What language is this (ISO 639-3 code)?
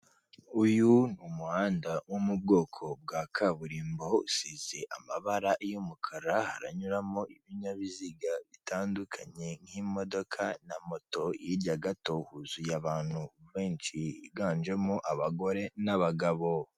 kin